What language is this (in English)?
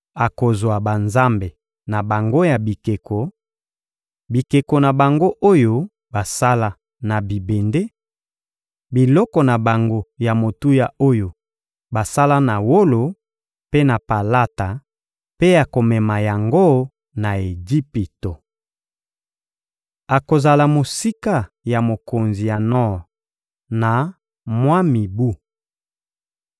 Lingala